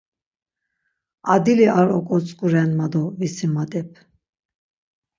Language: Laz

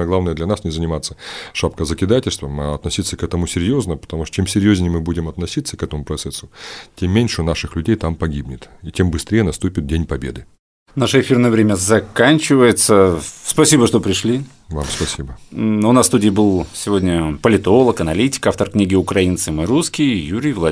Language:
Russian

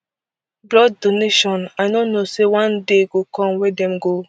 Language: Nigerian Pidgin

